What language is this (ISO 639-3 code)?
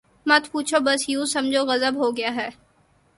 urd